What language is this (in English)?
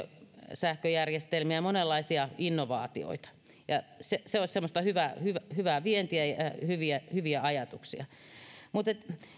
Finnish